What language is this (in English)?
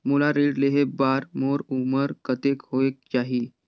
Chhattisgarhi